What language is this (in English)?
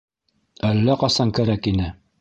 Bashkir